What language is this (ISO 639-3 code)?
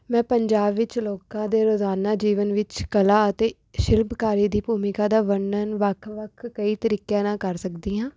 pan